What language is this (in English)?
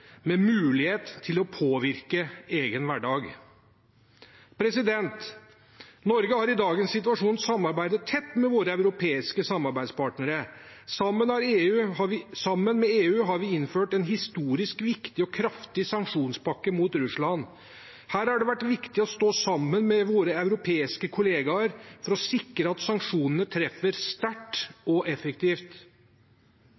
Norwegian Bokmål